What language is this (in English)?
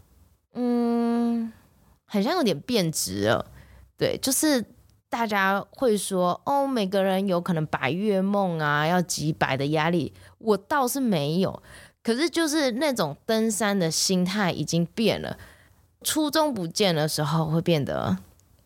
Chinese